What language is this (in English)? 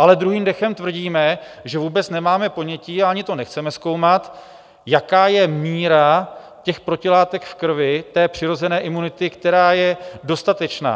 Czech